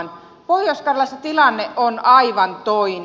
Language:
Finnish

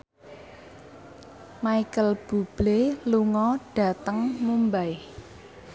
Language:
Javanese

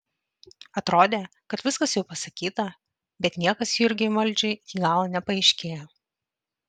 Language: Lithuanian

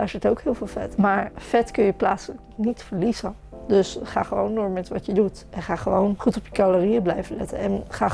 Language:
Dutch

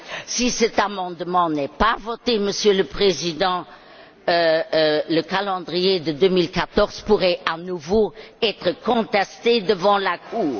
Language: French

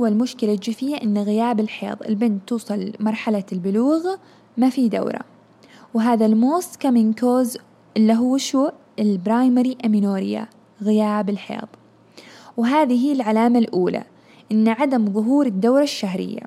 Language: Arabic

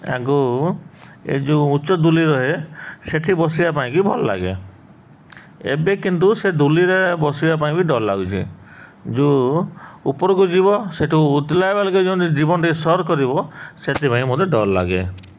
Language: Odia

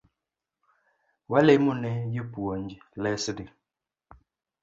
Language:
Luo (Kenya and Tanzania)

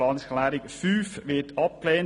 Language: Swiss German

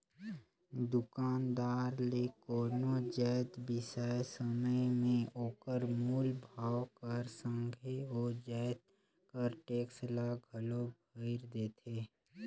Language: Chhattisgarhi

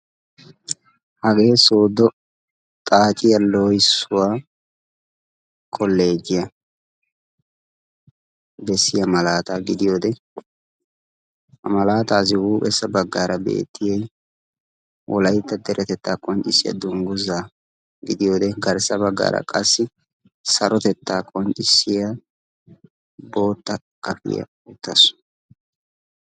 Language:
Wolaytta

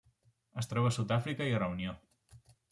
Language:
Catalan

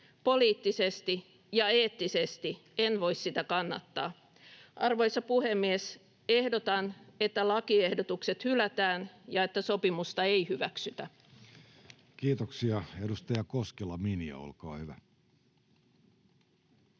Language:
Finnish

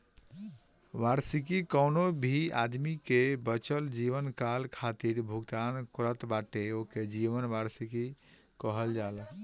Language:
Bhojpuri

